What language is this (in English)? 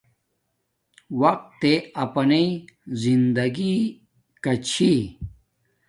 Domaaki